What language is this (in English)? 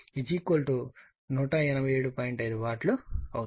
Telugu